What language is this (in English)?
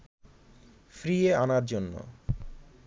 Bangla